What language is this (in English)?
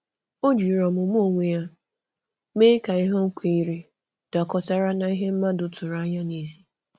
Igbo